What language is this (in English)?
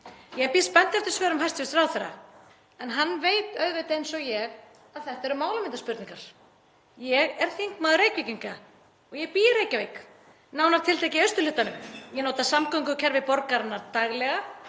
Icelandic